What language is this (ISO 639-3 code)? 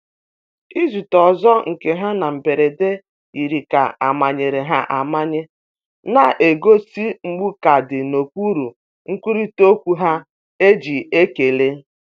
ibo